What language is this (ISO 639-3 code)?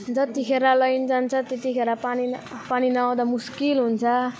nep